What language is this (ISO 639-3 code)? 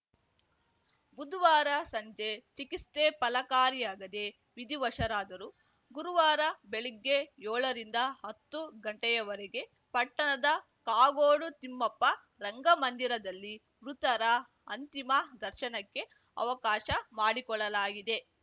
kan